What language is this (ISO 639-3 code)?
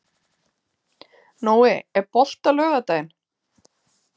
isl